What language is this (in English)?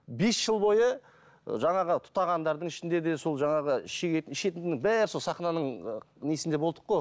Kazakh